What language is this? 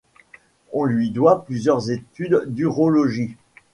French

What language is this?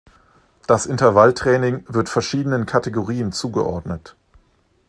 German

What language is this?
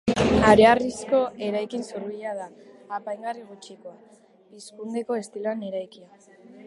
Basque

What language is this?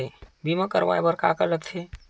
Chhattisgarhi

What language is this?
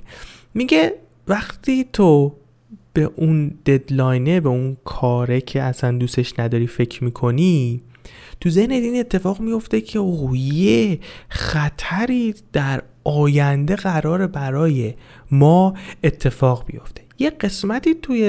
Persian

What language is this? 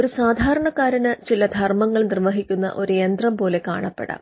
Malayalam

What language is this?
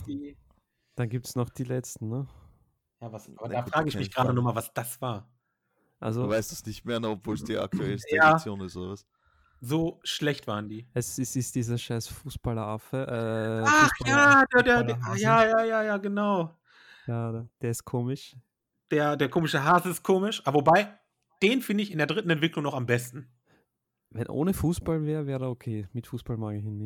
German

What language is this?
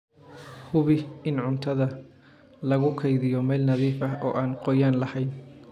Somali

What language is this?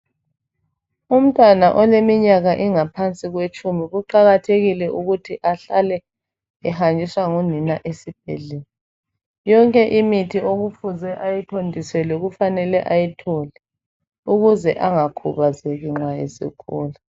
North Ndebele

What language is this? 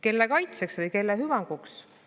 Estonian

